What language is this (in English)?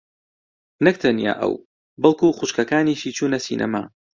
Central Kurdish